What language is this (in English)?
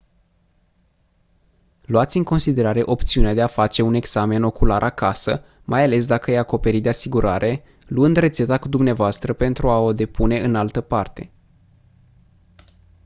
Romanian